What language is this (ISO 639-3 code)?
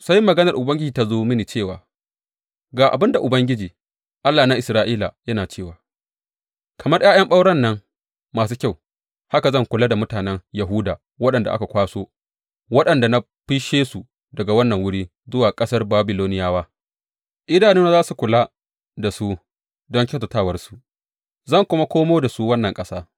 hau